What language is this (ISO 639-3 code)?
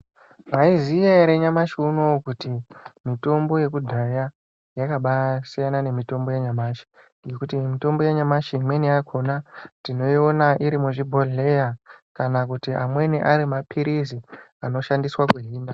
ndc